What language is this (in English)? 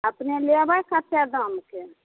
Maithili